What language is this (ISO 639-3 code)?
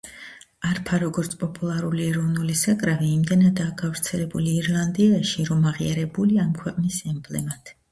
kat